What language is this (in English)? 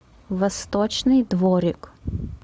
Russian